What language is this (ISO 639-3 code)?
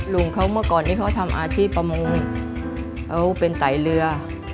tha